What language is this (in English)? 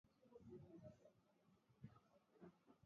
Swahili